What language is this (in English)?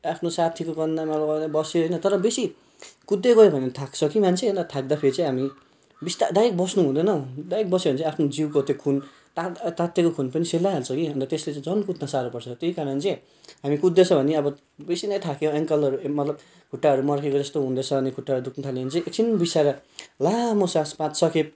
Nepali